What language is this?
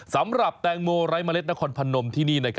Thai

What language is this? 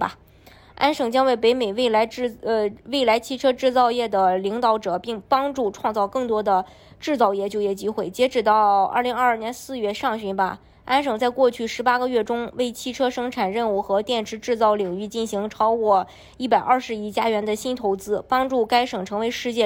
Chinese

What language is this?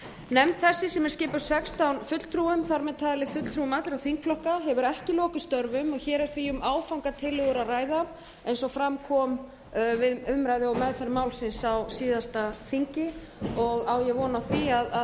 Icelandic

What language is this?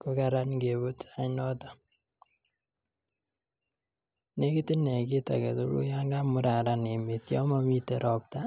Kalenjin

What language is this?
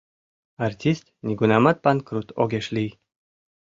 Mari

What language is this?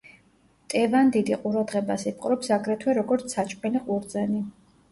Georgian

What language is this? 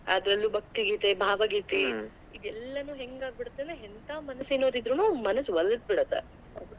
Kannada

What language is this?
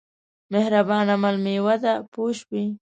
Pashto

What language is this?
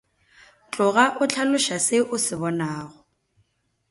Northern Sotho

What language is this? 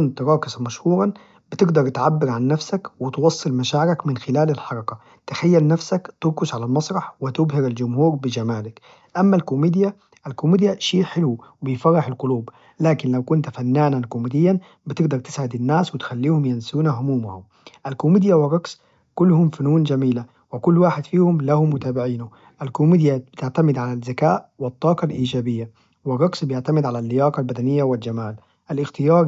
Najdi Arabic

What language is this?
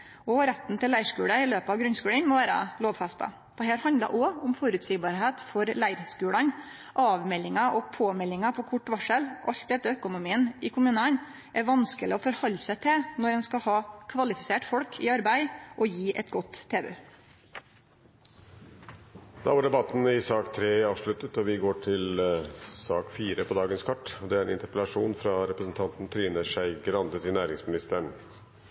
Norwegian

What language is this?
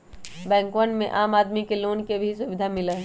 Magahi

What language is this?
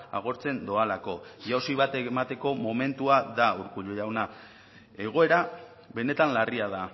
Basque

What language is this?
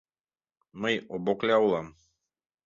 Mari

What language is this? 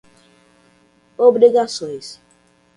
Portuguese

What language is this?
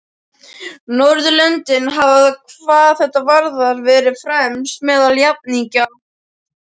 Icelandic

